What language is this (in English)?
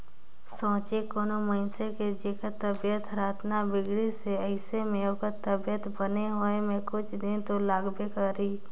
Chhattisgarhi